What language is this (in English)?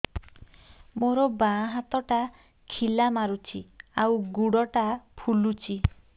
Odia